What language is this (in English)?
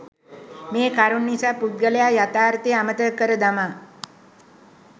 Sinhala